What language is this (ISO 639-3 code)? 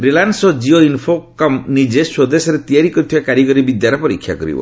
ori